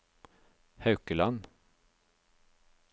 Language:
Norwegian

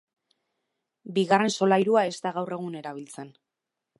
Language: Basque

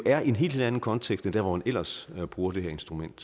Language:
Danish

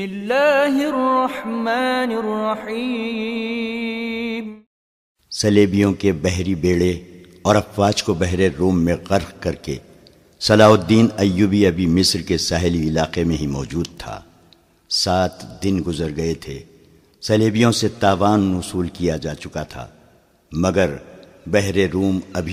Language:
Urdu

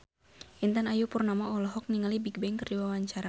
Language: Sundanese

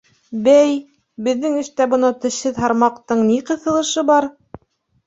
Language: Bashkir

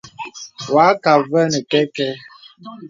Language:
Bebele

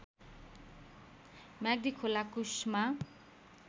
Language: Nepali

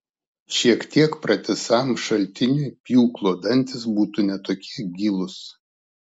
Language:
Lithuanian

